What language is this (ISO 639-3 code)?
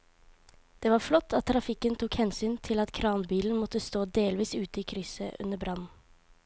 nor